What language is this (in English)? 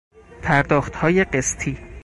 Persian